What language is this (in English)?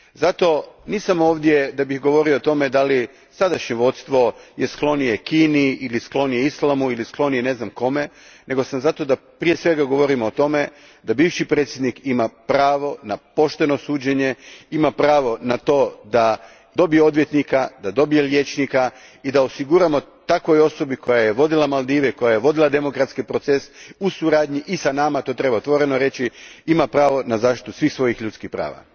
Croatian